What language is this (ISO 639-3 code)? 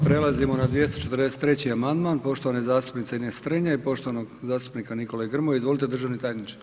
hrv